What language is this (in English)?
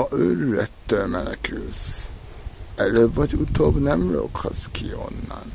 Hungarian